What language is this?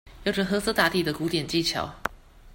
Chinese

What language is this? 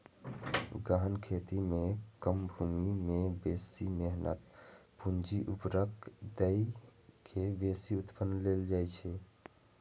Maithili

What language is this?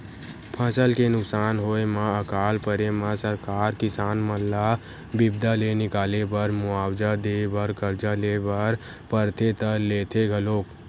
Chhattisgarhi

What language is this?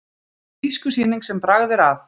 Icelandic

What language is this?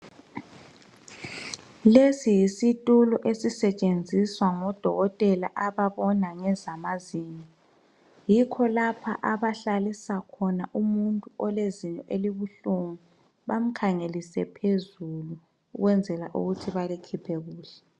North Ndebele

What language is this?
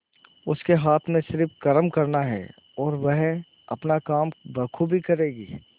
Hindi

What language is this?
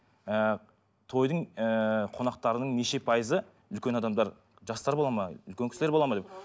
Kazakh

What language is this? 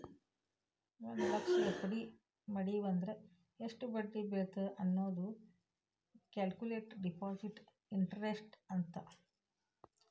Kannada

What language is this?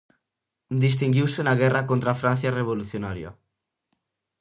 Galician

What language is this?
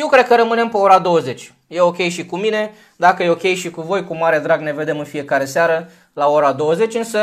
Romanian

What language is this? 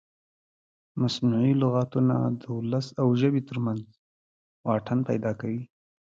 Pashto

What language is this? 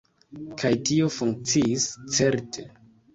Esperanto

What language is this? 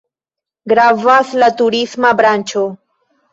Esperanto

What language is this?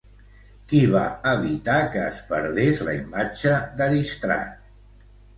Catalan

